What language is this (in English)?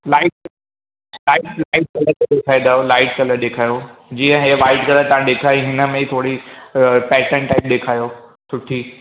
Sindhi